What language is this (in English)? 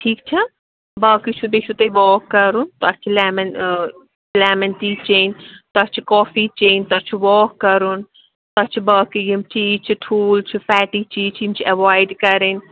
Kashmiri